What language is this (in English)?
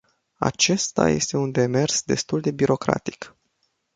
Romanian